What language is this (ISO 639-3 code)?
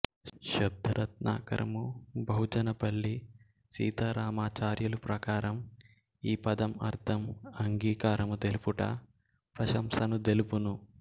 tel